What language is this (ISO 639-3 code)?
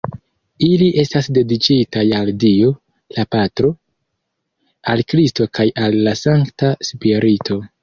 epo